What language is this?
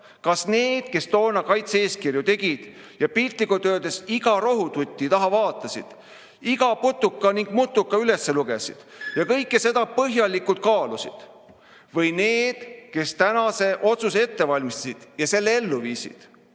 Estonian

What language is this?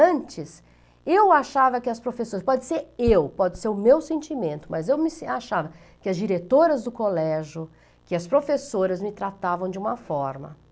Portuguese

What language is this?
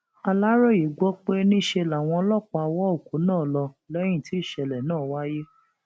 Yoruba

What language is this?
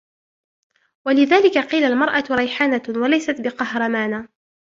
Arabic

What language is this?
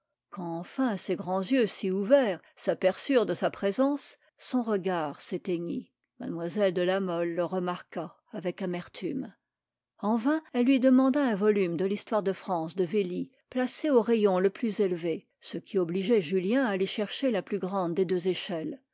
French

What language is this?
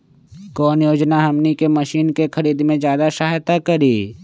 Magahi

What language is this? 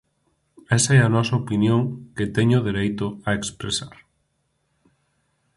Galician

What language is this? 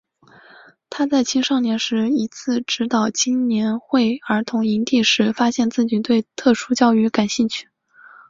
Chinese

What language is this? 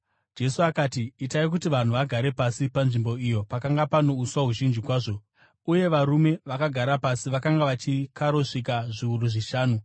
Shona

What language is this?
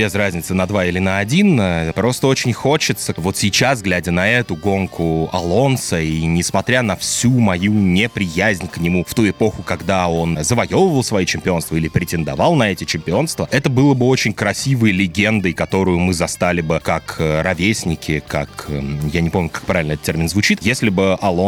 Russian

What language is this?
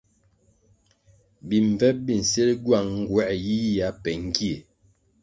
Kwasio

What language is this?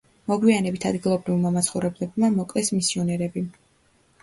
Georgian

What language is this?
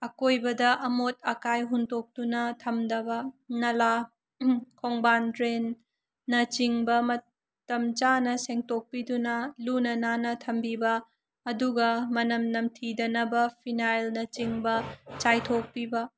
Manipuri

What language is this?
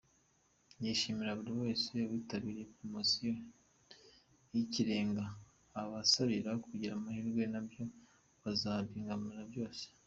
Kinyarwanda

